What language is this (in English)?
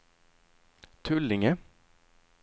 Swedish